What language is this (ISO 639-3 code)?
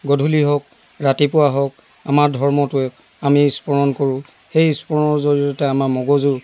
asm